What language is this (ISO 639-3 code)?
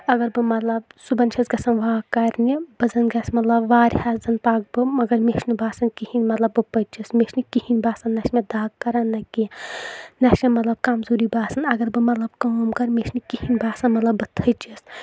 kas